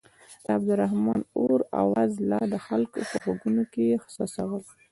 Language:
Pashto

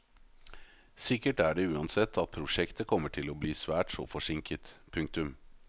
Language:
Norwegian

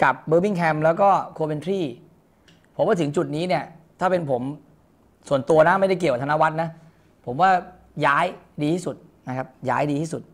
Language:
Thai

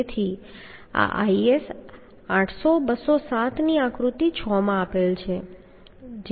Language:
Gujarati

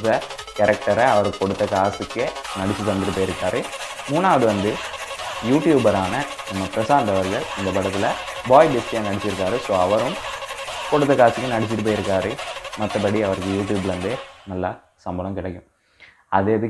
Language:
Indonesian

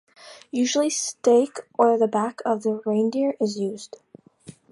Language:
English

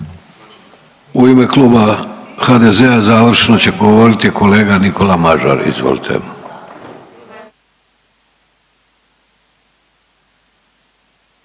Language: Croatian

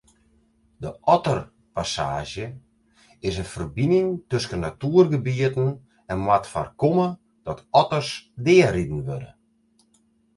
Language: Western Frisian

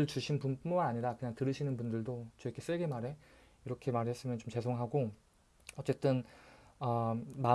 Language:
Korean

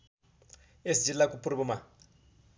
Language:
Nepali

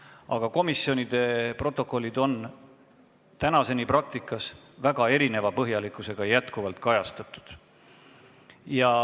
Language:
Estonian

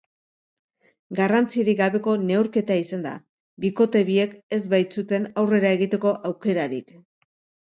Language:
Basque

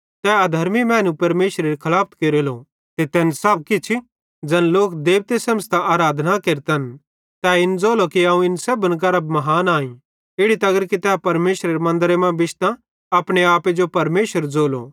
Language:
Bhadrawahi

